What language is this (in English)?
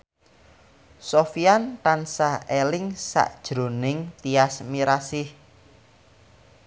Javanese